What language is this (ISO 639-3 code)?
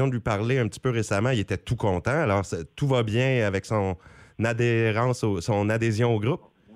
fra